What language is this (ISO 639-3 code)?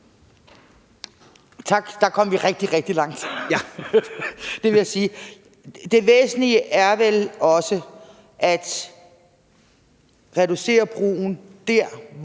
dan